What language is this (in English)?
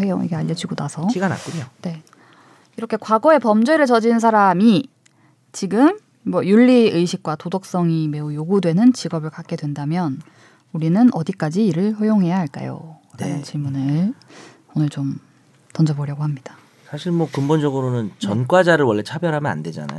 Korean